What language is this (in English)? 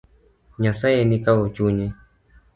Luo (Kenya and Tanzania)